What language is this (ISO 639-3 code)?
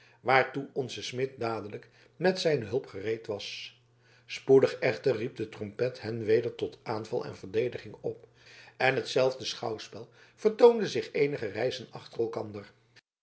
nld